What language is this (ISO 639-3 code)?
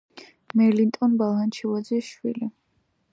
kat